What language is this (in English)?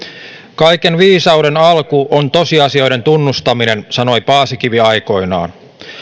Finnish